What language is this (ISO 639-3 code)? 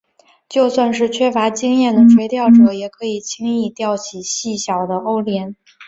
zho